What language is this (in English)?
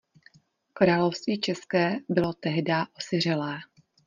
Czech